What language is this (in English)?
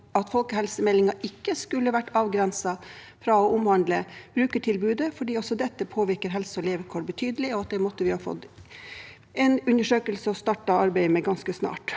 Norwegian